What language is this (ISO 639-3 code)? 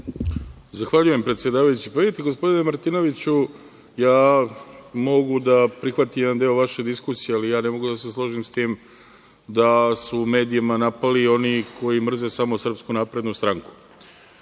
srp